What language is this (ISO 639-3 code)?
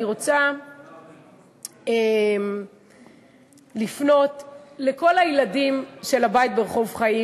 heb